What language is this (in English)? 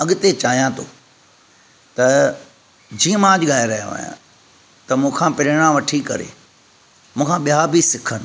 Sindhi